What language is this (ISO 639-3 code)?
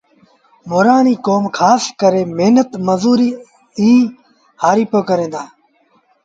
sbn